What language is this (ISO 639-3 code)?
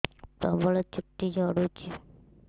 ori